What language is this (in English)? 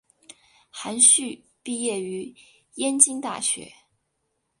Chinese